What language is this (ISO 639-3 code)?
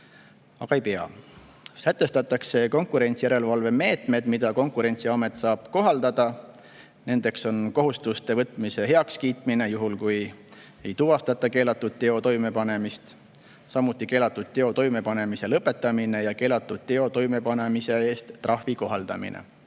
est